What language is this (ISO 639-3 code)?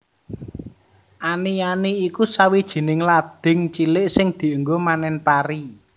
jav